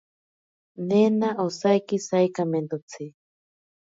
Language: Ashéninka Perené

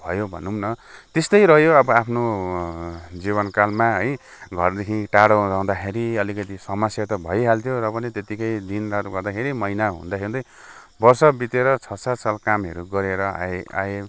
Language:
Nepali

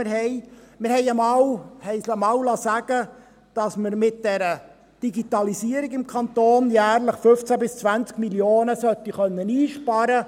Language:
Swiss German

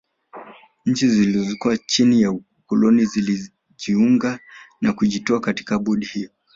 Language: Swahili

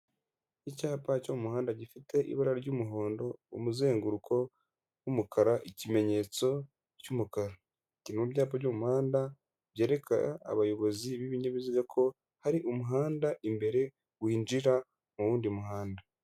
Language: Kinyarwanda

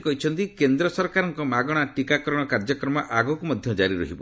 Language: Odia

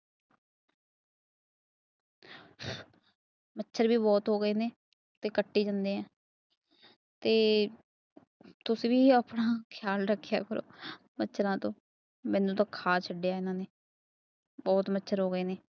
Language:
Punjabi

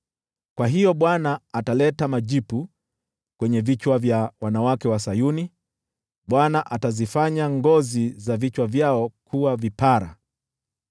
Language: Swahili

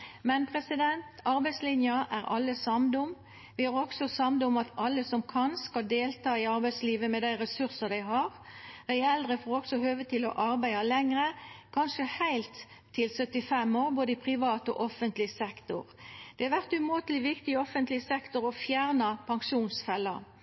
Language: Norwegian Nynorsk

